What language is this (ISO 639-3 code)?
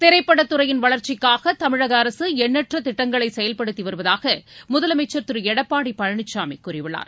tam